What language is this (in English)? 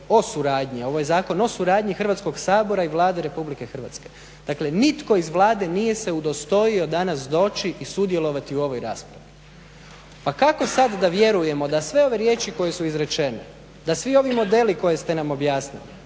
Croatian